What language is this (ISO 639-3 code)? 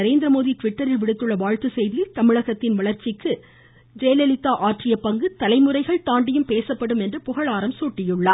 tam